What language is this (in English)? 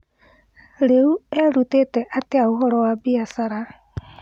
Kikuyu